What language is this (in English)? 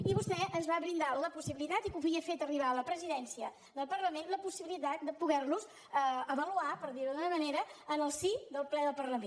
Catalan